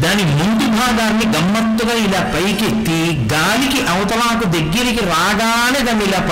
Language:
Telugu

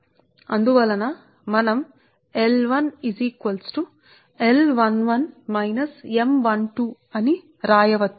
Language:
Telugu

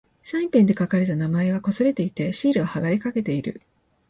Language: Japanese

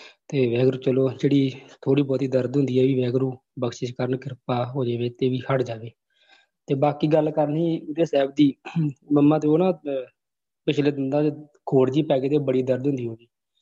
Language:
Punjabi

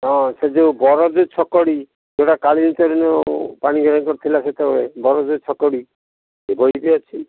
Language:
Odia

